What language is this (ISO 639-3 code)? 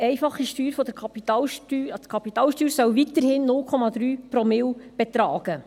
gsw